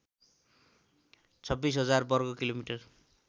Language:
Nepali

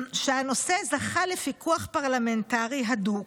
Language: Hebrew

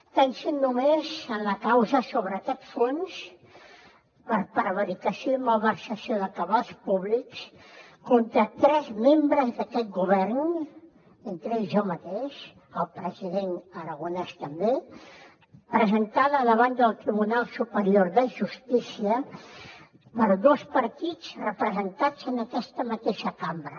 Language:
Catalan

